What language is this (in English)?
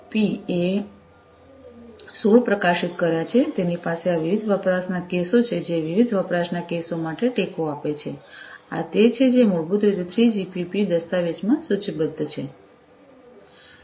Gujarati